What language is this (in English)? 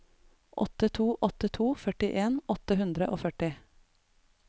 Norwegian